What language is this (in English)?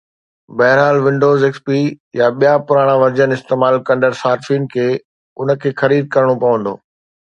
Sindhi